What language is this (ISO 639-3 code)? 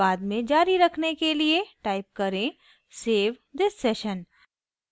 hin